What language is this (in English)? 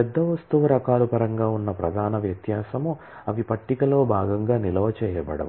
Telugu